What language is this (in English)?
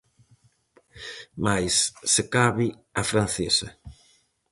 Galician